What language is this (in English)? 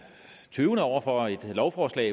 Danish